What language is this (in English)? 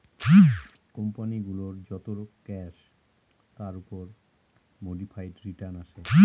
Bangla